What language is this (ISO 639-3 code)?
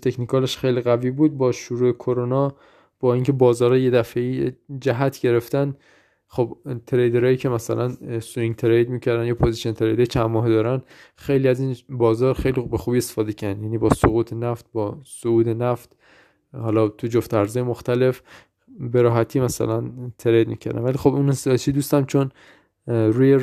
fas